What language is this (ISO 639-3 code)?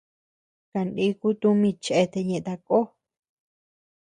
cux